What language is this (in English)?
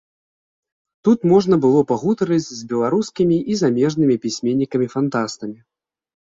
Belarusian